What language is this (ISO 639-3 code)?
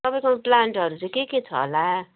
nep